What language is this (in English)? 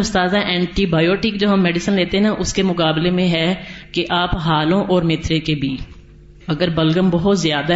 Urdu